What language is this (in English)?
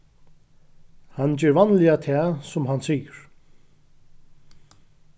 Faroese